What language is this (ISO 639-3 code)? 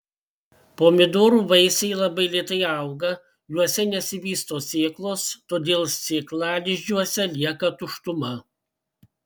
lit